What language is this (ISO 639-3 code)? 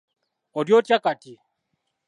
lug